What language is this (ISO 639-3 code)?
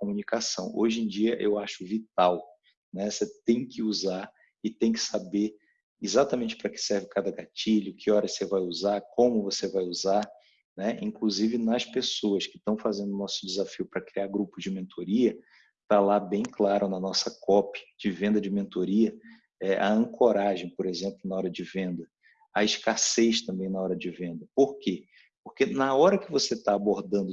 por